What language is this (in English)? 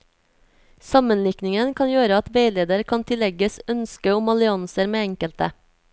Norwegian